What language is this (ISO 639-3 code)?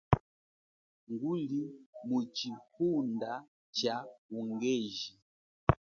cjk